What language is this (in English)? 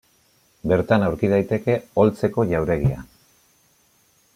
Basque